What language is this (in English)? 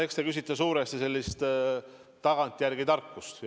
Estonian